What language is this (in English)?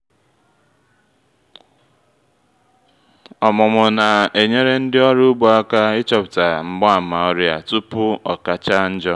Igbo